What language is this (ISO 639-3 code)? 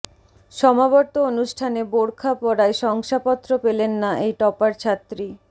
ben